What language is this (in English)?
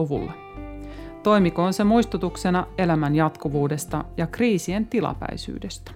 Finnish